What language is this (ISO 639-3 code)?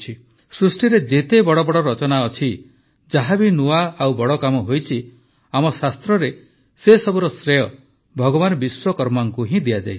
ori